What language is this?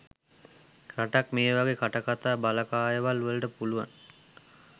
Sinhala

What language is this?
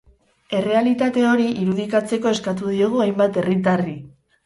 Basque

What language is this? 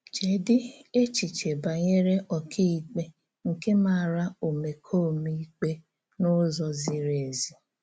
Igbo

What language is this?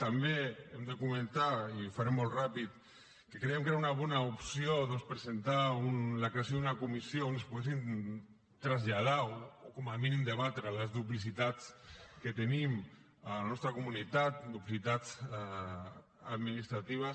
Catalan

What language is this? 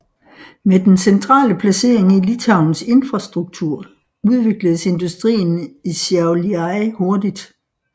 Danish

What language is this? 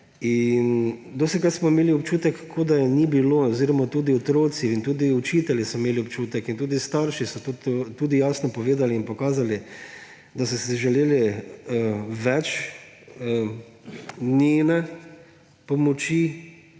Slovenian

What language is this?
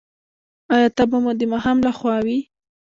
Pashto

